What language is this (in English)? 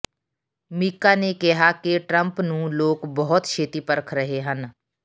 Punjabi